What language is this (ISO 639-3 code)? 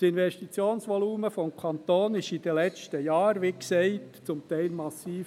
gsw